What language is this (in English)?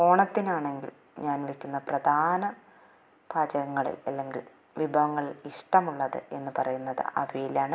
Malayalam